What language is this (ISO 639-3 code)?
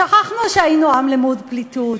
heb